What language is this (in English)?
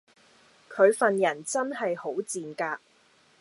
Cantonese